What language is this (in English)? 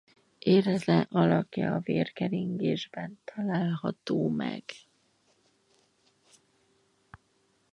Hungarian